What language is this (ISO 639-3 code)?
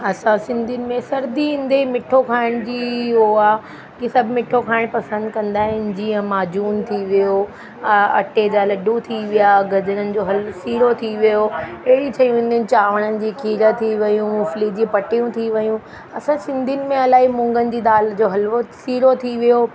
snd